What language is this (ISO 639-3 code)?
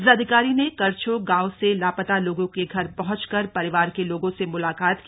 hin